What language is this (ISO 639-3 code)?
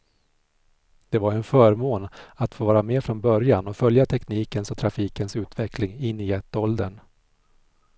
swe